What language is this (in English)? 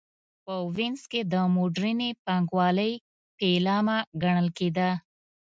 Pashto